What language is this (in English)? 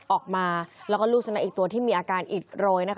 Thai